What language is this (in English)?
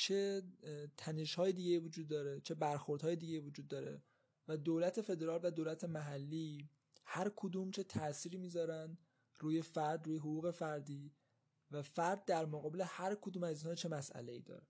Persian